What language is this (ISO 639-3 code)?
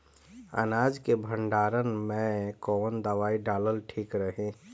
bho